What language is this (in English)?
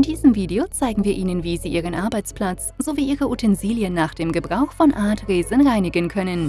German